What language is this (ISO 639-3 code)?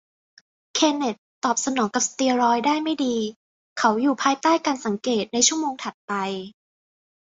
tha